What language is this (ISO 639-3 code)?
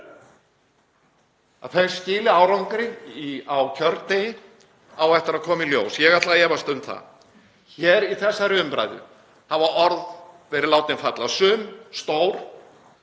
isl